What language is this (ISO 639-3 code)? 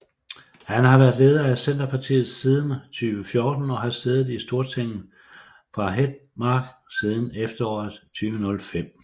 dan